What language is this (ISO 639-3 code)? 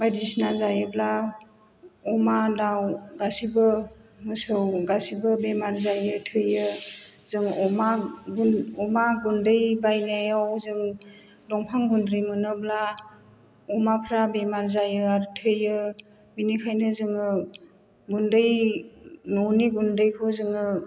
brx